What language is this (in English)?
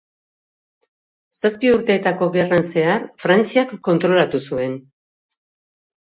Basque